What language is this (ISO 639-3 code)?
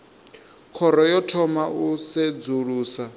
ven